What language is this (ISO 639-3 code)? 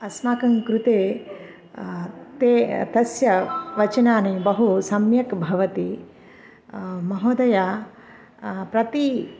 san